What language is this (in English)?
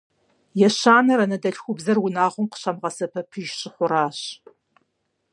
Kabardian